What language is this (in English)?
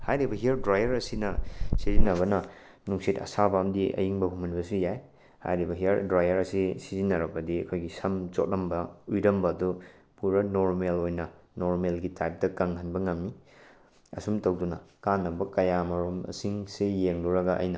Manipuri